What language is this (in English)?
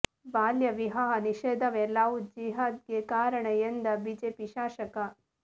Kannada